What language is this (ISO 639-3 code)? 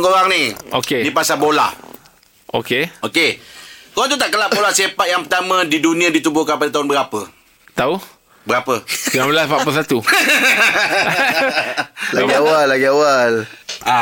msa